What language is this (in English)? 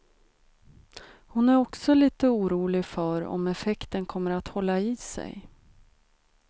Swedish